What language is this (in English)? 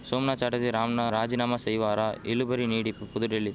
Tamil